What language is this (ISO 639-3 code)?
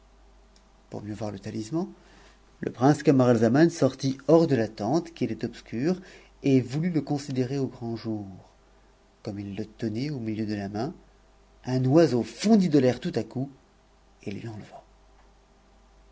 fra